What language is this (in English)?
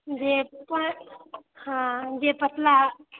Maithili